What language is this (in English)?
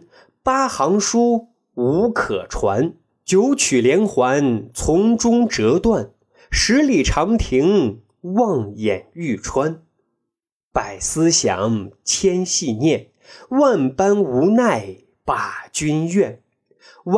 Chinese